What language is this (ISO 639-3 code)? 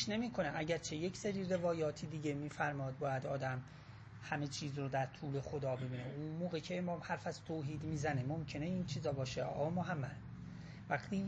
fas